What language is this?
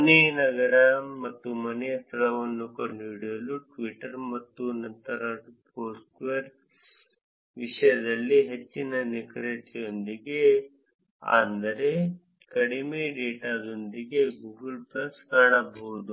Kannada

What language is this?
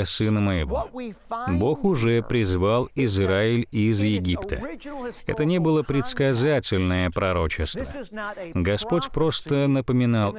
Russian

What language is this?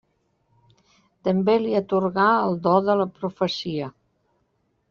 Catalan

